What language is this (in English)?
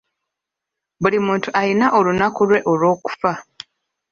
Ganda